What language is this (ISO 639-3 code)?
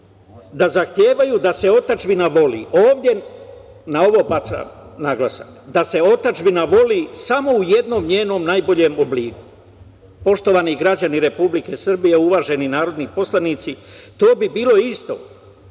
srp